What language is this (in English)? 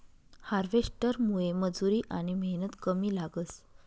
Marathi